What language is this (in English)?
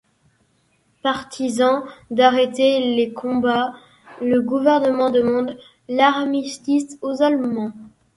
French